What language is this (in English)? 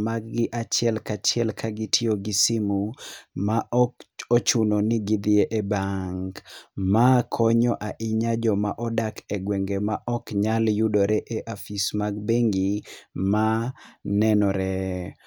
Luo (Kenya and Tanzania)